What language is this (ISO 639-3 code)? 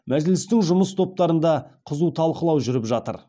kaz